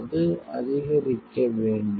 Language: Tamil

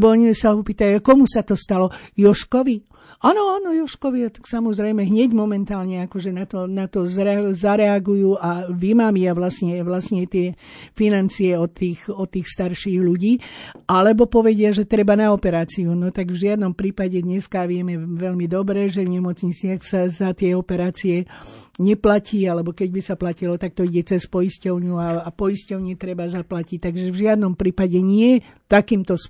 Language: Slovak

